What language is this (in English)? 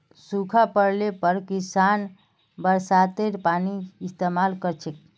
Magahi